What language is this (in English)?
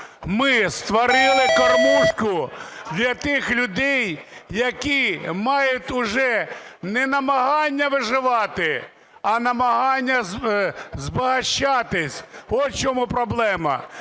Ukrainian